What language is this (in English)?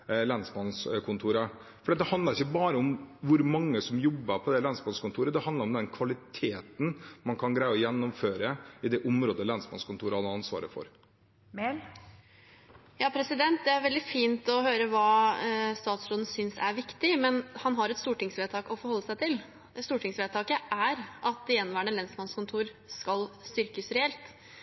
Norwegian Bokmål